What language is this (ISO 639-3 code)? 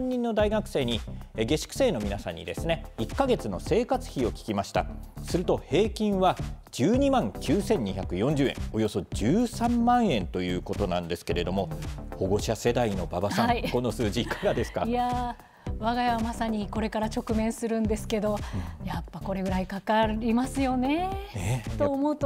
jpn